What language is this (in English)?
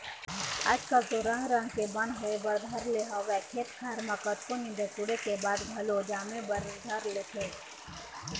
Chhattisgarhi